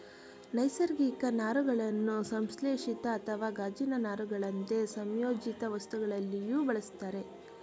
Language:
Kannada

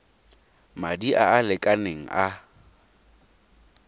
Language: Tswana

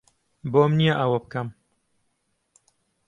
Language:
Central Kurdish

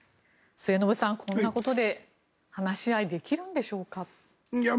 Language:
Japanese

